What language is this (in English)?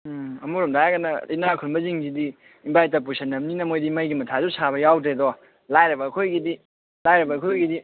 Manipuri